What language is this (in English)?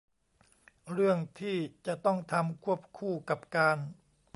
Thai